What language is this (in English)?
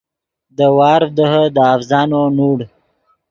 Yidgha